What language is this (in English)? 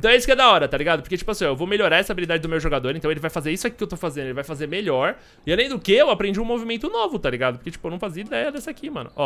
Portuguese